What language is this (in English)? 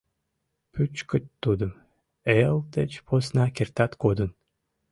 Mari